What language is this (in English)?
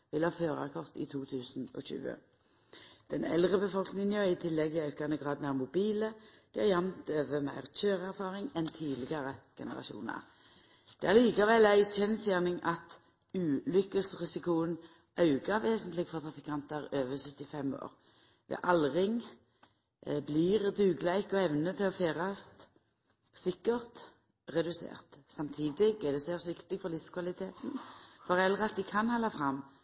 Norwegian Nynorsk